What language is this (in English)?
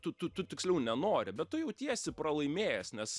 Lithuanian